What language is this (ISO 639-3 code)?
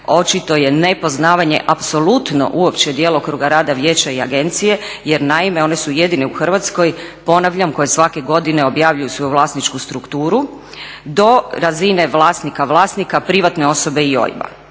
hrv